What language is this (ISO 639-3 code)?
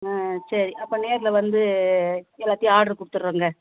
tam